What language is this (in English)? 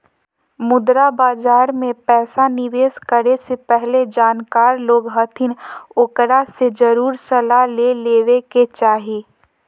Magahi